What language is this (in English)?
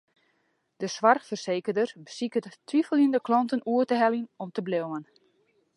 Western Frisian